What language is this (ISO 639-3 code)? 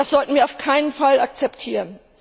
deu